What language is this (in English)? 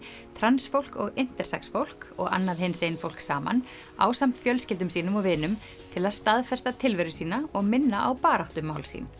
Icelandic